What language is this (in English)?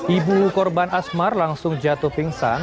Indonesian